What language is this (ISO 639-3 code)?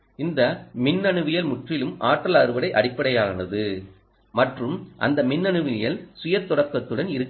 tam